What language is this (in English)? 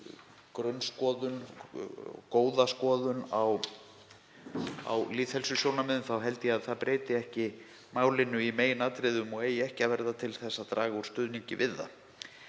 Icelandic